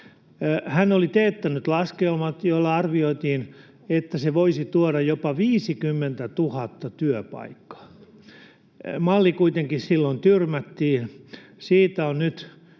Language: Finnish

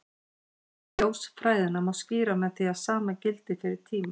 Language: Icelandic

